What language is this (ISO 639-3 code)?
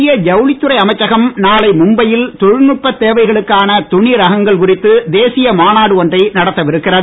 tam